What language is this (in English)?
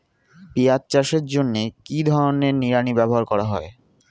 Bangla